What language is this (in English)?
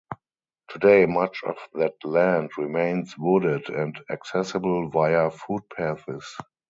English